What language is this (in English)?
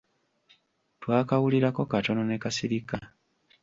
Ganda